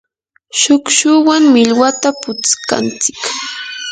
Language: Yanahuanca Pasco Quechua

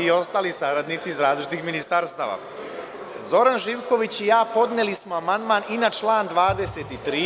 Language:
Serbian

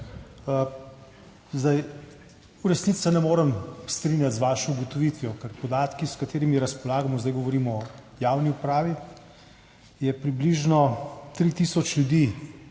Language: Slovenian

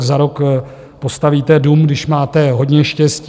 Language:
Czech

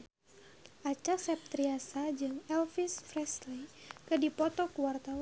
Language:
Sundanese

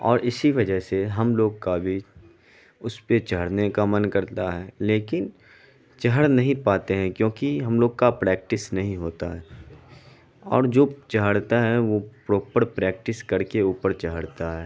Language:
Urdu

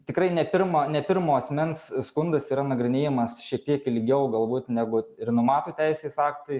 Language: Lithuanian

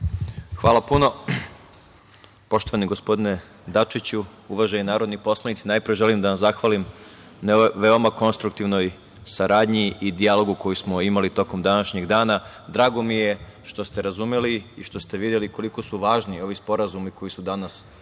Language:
Serbian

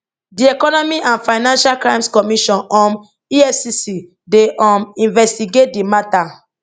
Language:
Nigerian Pidgin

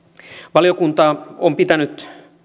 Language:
Finnish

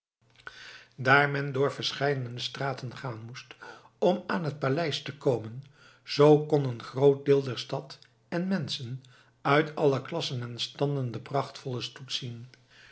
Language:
Dutch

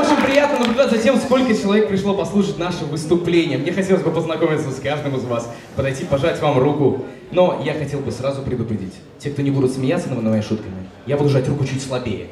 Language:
Russian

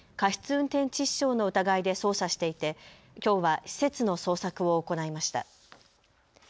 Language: Japanese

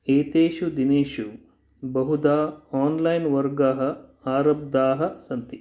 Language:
Sanskrit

